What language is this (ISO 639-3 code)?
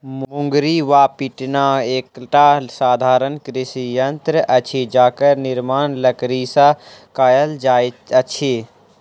mai